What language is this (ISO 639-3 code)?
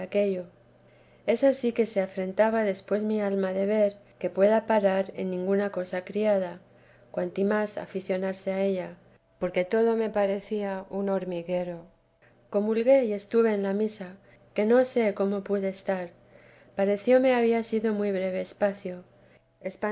spa